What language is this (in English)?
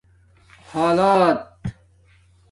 Domaaki